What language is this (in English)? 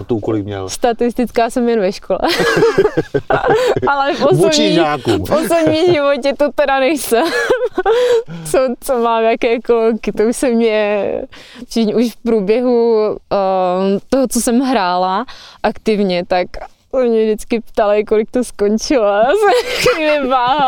Czech